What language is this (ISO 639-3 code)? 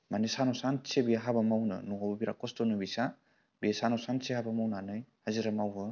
brx